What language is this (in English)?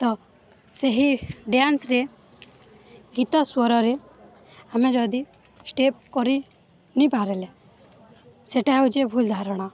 Odia